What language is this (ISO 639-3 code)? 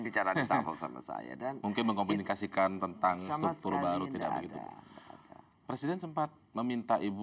ind